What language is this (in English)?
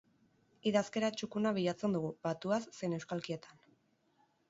Basque